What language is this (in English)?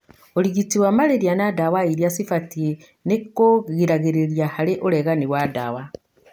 Kikuyu